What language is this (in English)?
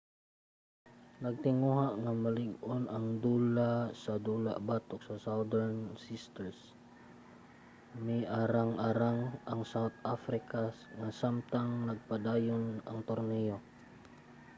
Cebuano